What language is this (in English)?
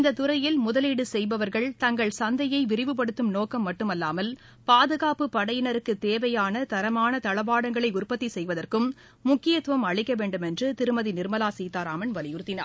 Tamil